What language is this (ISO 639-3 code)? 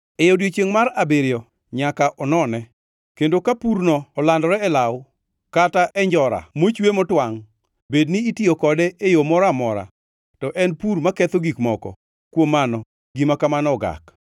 luo